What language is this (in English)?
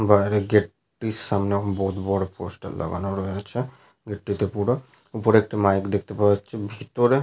Bangla